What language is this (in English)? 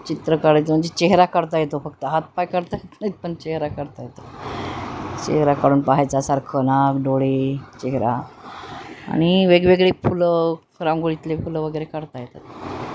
Marathi